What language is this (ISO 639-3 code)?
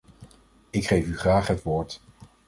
nld